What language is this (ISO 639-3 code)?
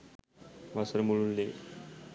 sin